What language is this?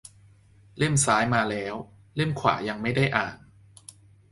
Thai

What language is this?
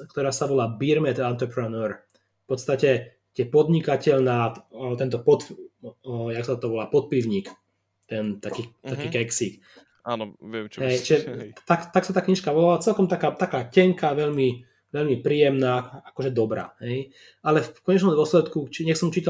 Slovak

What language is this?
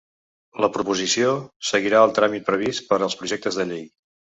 Catalan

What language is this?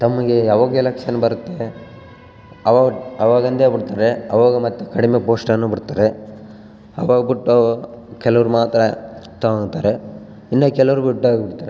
Kannada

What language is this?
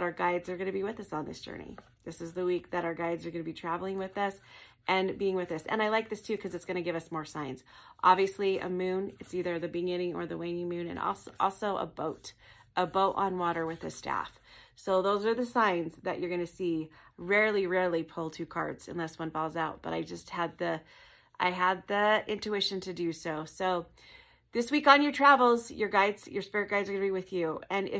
English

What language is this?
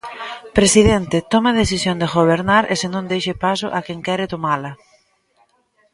Galician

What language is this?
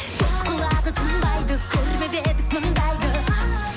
Kazakh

